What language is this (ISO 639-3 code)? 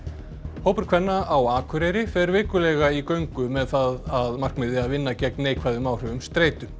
isl